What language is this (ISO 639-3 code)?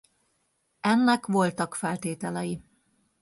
hun